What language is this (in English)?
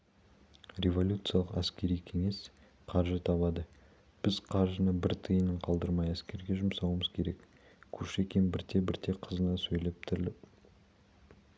Kazakh